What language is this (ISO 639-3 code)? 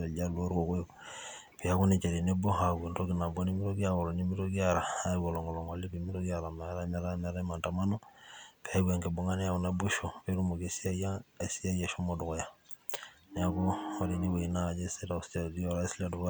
mas